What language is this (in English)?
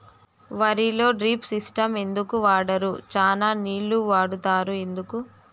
Telugu